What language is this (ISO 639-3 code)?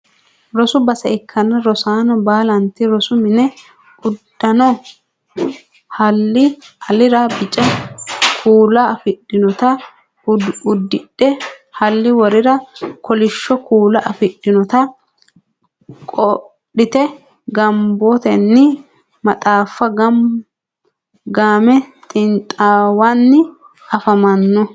sid